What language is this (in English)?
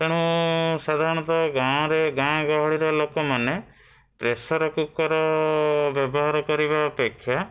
Odia